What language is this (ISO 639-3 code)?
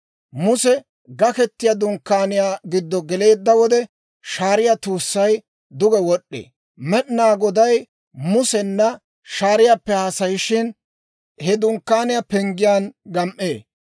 dwr